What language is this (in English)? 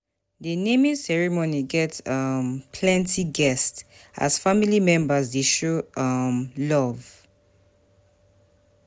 Nigerian Pidgin